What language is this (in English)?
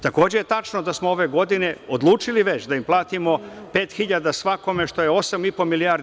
Serbian